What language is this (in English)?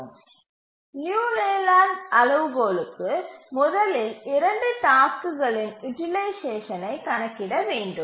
Tamil